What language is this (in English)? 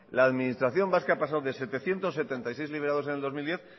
Spanish